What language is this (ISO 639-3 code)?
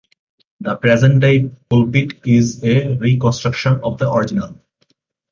eng